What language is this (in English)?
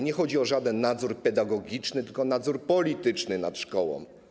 Polish